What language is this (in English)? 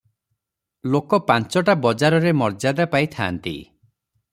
Odia